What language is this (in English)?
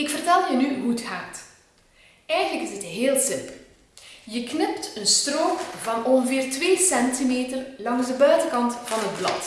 Dutch